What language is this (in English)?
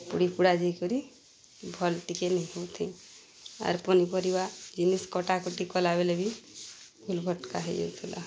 Odia